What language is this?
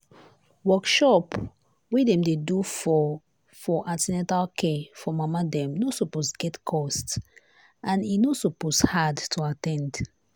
Nigerian Pidgin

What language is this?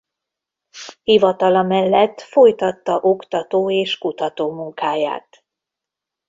Hungarian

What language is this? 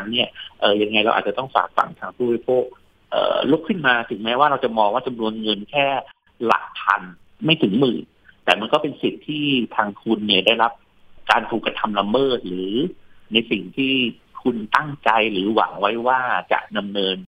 Thai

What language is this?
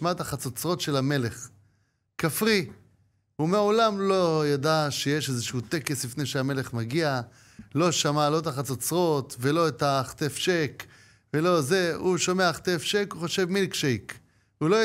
Hebrew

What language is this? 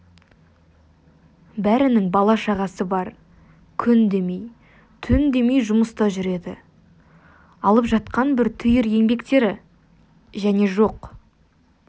Kazakh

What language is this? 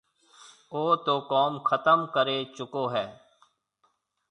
Marwari (Pakistan)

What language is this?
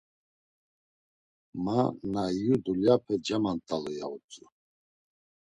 Laz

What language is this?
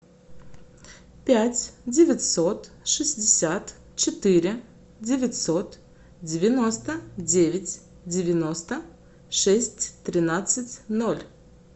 Russian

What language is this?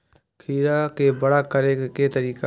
Maithili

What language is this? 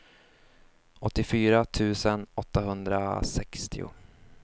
Swedish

